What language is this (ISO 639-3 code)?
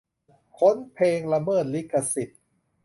tha